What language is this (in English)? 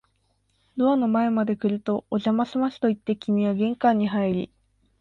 Japanese